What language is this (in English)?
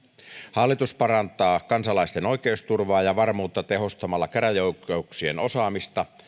Finnish